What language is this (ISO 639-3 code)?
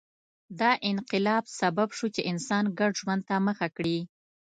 pus